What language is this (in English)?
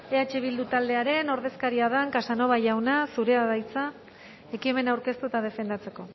Basque